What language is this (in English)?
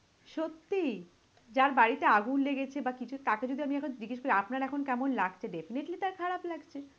Bangla